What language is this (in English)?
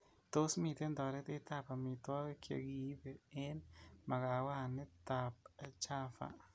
Kalenjin